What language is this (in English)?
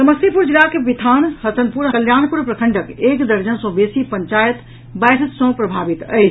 Maithili